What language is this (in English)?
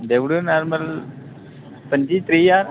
Dogri